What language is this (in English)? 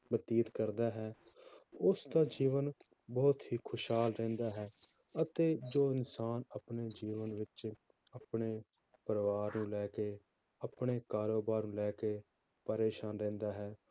Punjabi